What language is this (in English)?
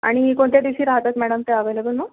Marathi